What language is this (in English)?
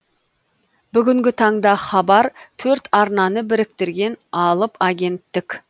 Kazakh